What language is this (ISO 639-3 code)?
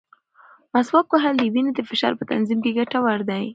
pus